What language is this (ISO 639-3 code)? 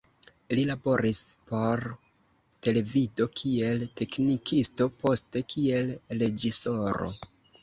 epo